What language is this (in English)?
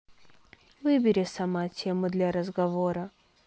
Russian